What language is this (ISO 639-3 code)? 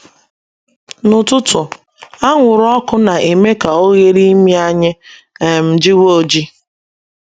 ibo